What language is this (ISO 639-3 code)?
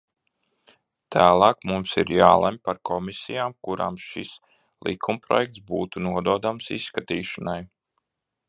lav